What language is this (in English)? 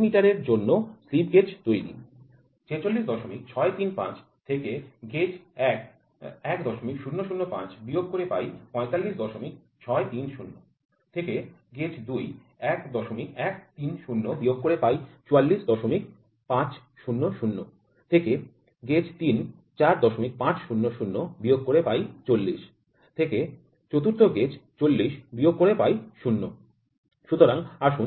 Bangla